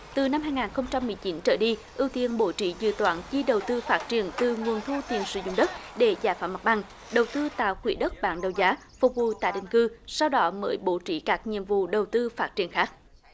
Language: Vietnamese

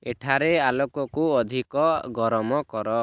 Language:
Odia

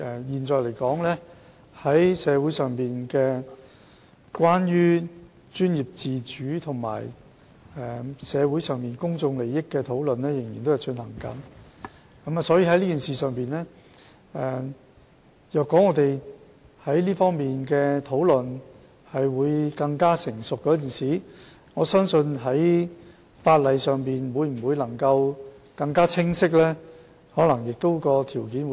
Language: Cantonese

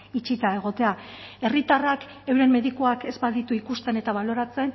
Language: Basque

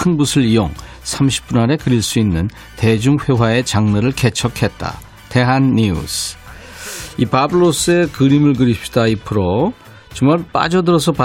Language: Korean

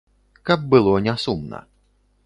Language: Belarusian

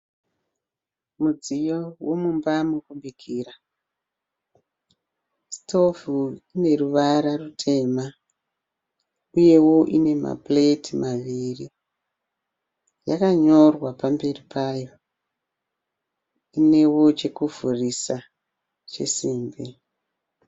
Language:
Shona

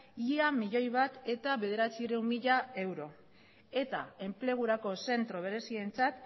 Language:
Basque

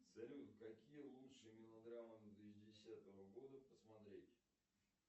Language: Russian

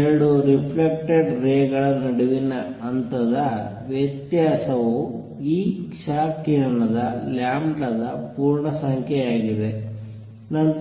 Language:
Kannada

